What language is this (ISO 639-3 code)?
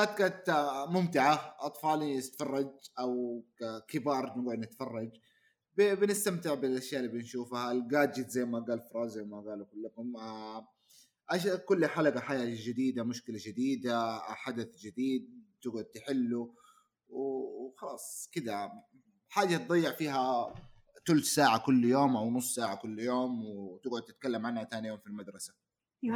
ara